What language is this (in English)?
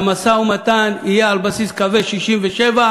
Hebrew